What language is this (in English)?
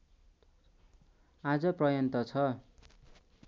Nepali